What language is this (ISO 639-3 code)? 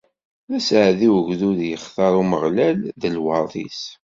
kab